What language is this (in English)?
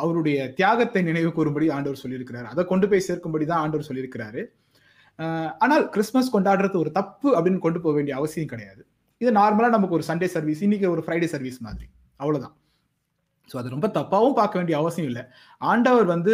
Tamil